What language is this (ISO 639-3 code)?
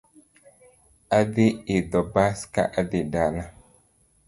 luo